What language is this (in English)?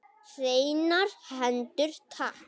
Icelandic